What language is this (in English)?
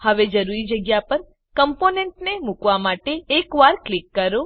Gujarati